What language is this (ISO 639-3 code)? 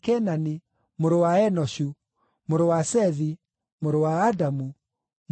kik